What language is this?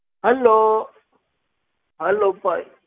Punjabi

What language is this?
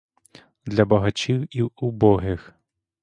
Ukrainian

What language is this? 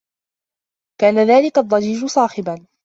Arabic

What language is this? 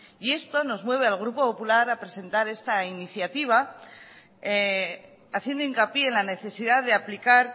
Spanish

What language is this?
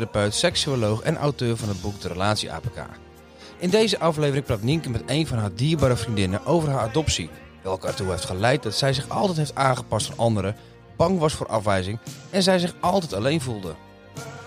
Dutch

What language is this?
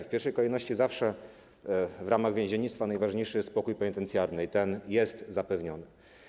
Polish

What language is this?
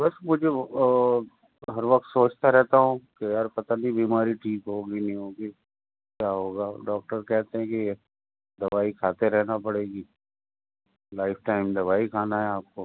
Urdu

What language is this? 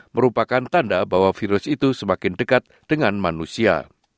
Indonesian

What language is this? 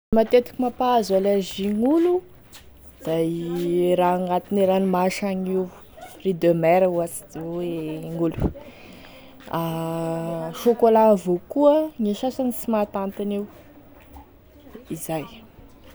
Tesaka Malagasy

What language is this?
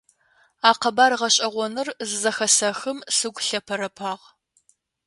Adyghe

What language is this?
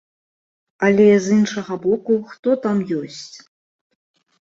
Belarusian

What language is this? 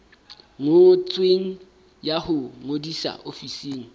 Southern Sotho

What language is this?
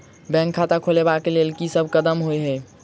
Maithili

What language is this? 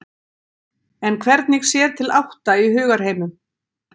Icelandic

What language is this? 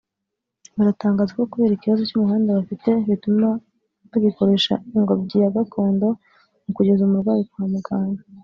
Kinyarwanda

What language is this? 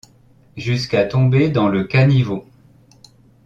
French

